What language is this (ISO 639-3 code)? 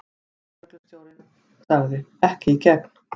isl